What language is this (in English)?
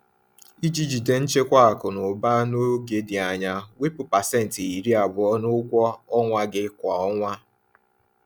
Igbo